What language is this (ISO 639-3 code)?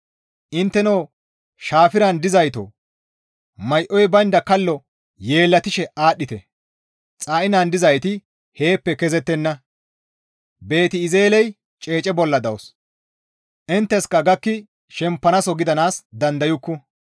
gmv